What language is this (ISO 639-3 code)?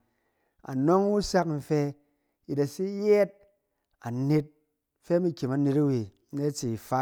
cen